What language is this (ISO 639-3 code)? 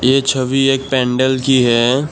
hin